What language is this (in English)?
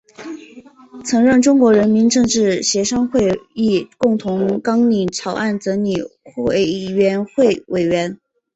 Chinese